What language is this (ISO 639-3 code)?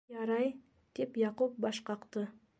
bak